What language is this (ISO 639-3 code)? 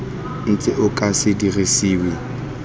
tsn